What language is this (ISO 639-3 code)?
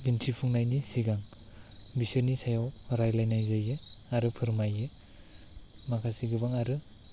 brx